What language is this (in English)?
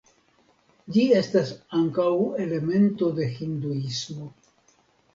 Esperanto